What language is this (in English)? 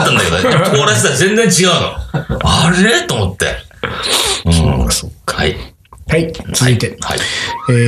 Japanese